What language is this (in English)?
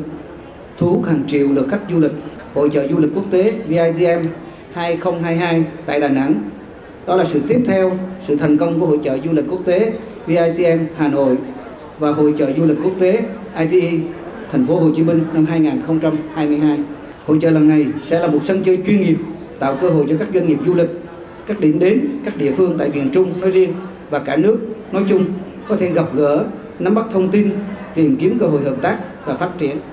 Vietnamese